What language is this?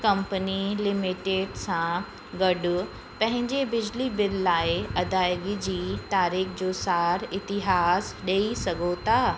Sindhi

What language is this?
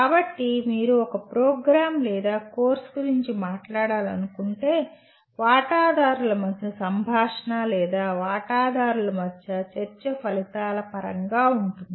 Telugu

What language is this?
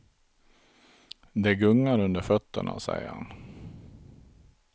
Swedish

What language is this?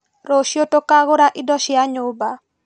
Kikuyu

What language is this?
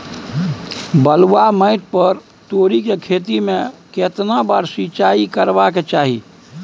Maithili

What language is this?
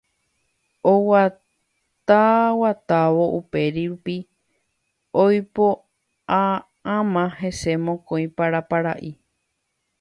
Guarani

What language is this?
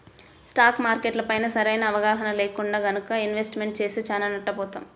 Telugu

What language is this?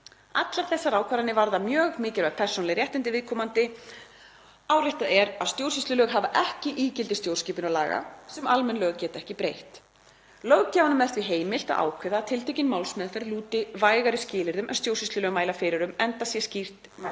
Icelandic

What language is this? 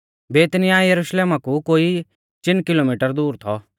Mahasu Pahari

